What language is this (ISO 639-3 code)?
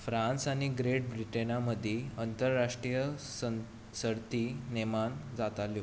kok